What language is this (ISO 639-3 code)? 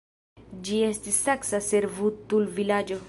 epo